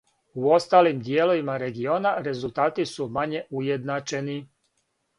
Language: Serbian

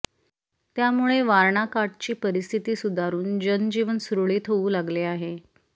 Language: Marathi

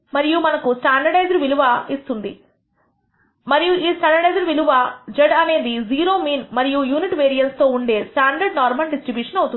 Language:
Telugu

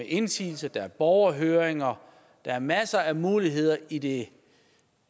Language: Danish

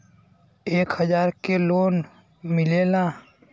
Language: Bhojpuri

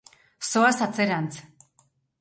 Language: Basque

